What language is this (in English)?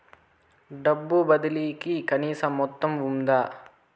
Telugu